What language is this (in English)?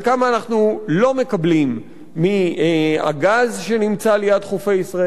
Hebrew